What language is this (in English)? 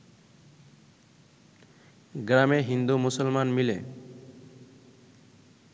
Bangla